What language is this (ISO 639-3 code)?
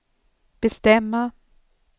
swe